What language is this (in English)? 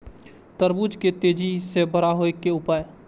Maithili